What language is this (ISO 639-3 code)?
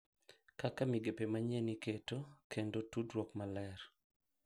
luo